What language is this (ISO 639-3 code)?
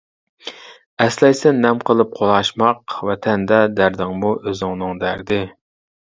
uig